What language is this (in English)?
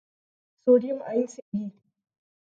Urdu